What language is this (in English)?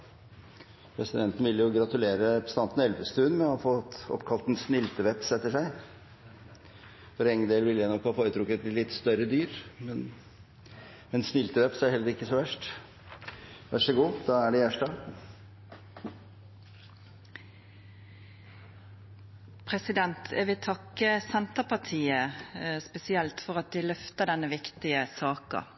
Norwegian